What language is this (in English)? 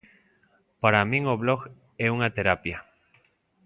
Galician